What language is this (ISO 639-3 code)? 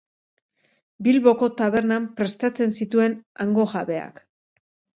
eus